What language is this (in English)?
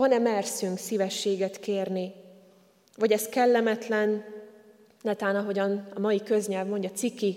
Hungarian